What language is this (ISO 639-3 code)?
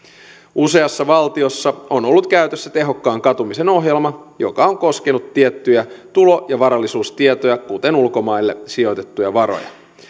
fin